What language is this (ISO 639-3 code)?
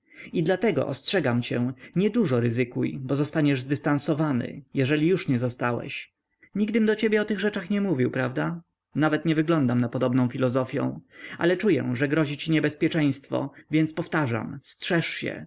pol